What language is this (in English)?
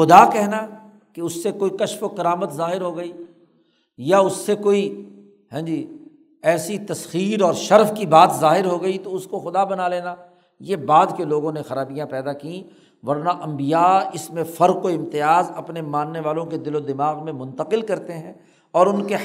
Urdu